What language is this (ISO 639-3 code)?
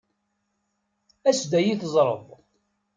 kab